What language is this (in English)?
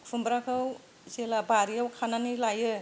Bodo